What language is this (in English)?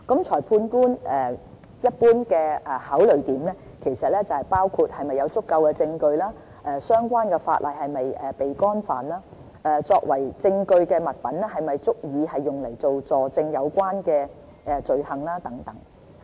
Cantonese